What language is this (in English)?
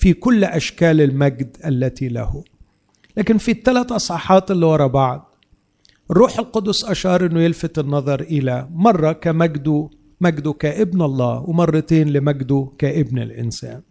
Arabic